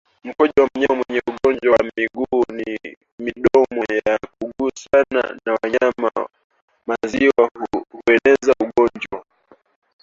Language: Swahili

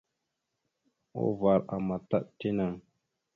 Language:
Mada (Cameroon)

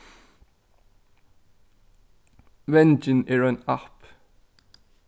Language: Faroese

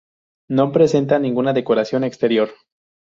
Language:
Spanish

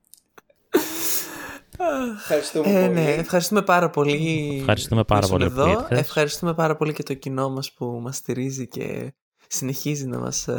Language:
Greek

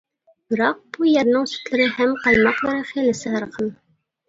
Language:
Uyghur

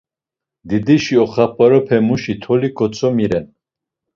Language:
Laz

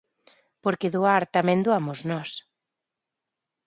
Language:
Galician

